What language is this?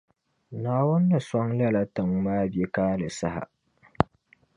Dagbani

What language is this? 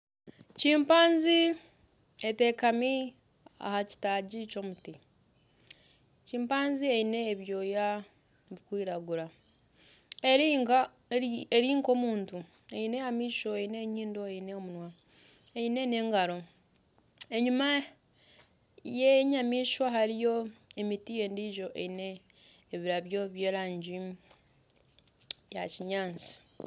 Nyankole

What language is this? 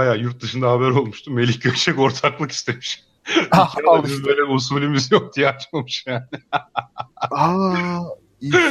Turkish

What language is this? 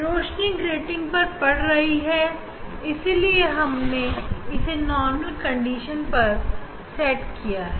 Hindi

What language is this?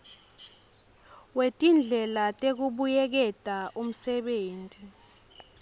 Swati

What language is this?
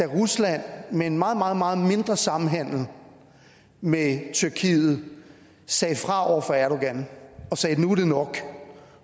Danish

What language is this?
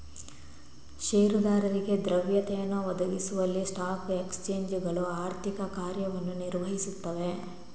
Kannada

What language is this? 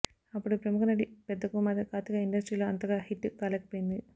Telugu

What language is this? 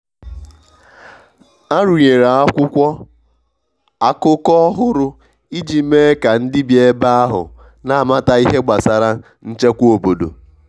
Igbo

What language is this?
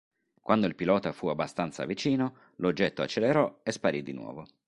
Italian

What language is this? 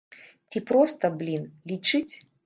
Belarusian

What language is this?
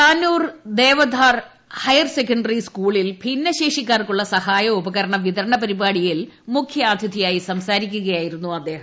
Malayalam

